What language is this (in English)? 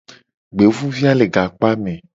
Gen